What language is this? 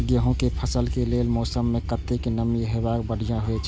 Maithili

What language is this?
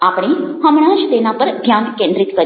Gujarati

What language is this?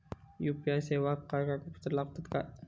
Marathi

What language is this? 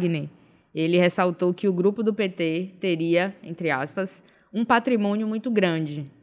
Portuguese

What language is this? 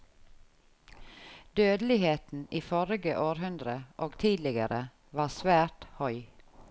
Norwegian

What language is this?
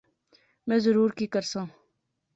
Pahari-Potwari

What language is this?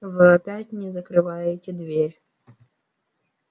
Russian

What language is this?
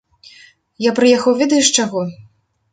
Belarusian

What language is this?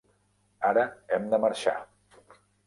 Catalan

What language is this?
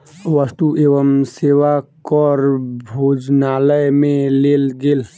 Maithili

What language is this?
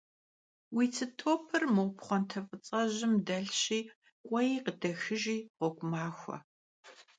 Kabardian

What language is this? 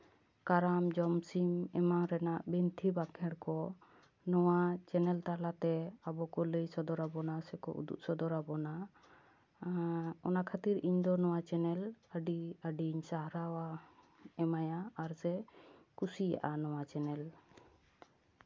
Santali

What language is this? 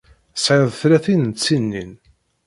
Kabyle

